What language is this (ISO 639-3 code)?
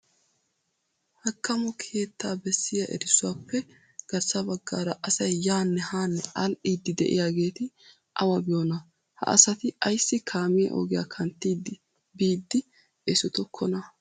wal